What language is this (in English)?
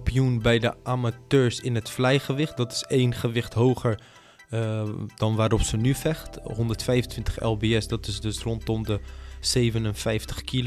Dutch